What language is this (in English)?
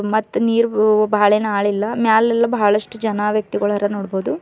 Kannada